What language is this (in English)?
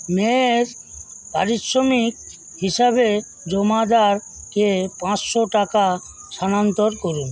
Bangla